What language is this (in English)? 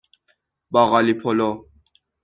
Persian